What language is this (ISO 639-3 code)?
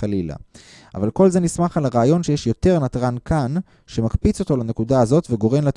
heb